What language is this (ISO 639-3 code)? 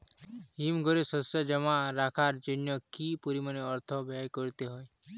ben